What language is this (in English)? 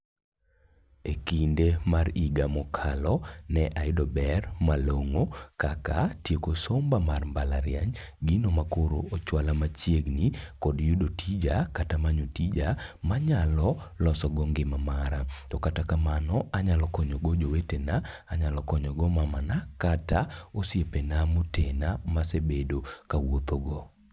Luo (Kenya and Tanzania)